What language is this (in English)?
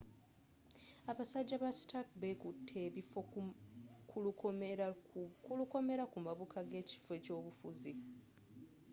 Ganda